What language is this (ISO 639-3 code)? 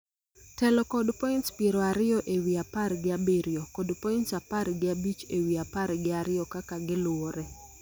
luo